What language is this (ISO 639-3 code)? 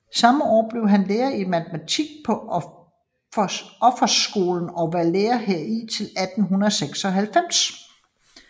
dan